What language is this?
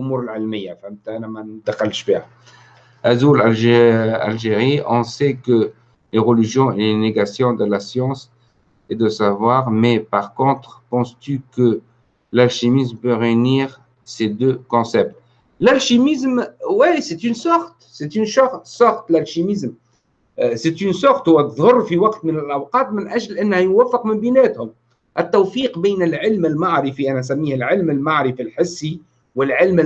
Arabic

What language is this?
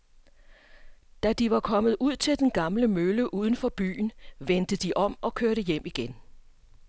Danish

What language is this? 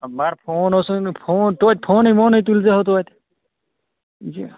Kashmiri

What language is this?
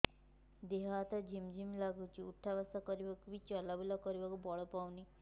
Odia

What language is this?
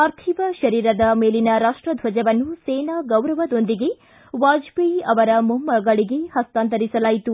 Kannada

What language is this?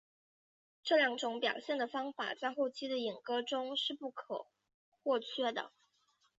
Chinese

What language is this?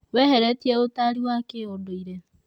Kikuyu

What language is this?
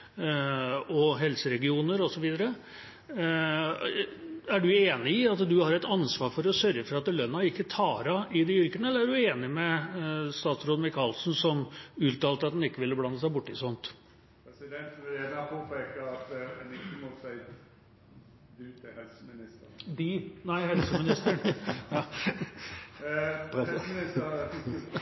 Norwegian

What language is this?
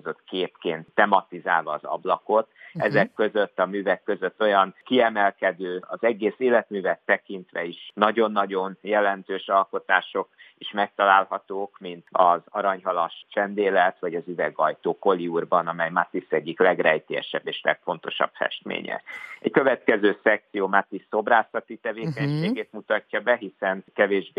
Hungarian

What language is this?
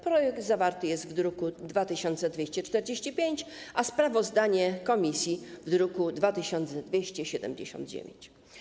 Polish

